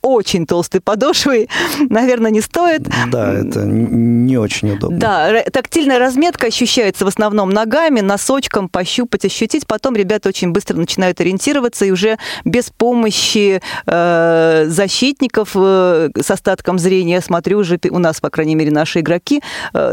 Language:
Russian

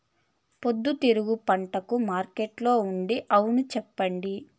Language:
Telugu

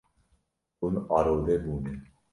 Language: Kurdish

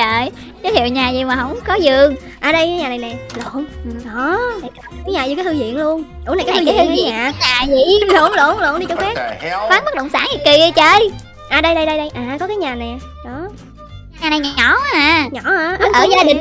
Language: Vietnamese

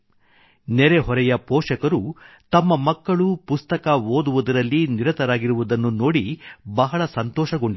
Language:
Kannada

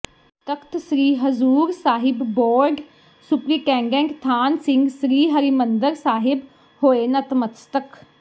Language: Punjabi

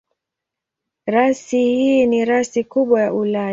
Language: Swahili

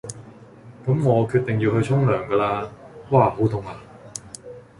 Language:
Cantonese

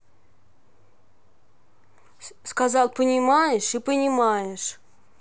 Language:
Russian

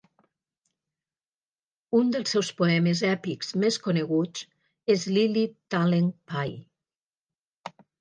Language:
Catalan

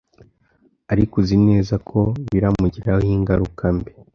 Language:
Kinyarwanda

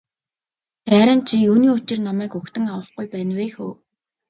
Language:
Mongolian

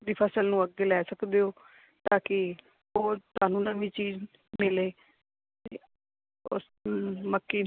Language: Punjabi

